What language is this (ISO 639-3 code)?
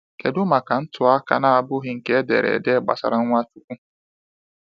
ibo